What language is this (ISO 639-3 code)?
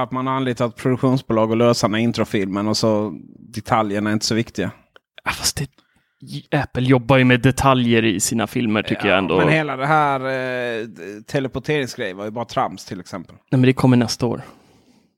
swe